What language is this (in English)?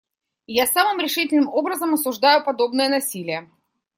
Russian